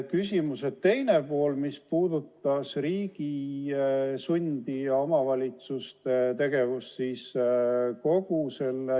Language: Estonian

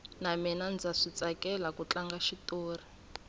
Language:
Tsonga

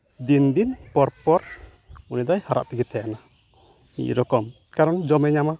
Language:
Santali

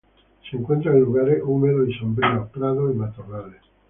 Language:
Spanish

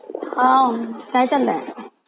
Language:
Marathi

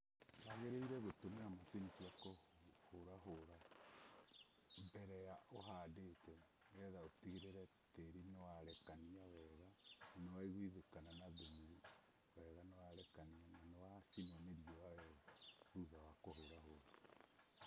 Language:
Kikuyu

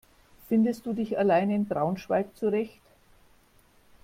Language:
German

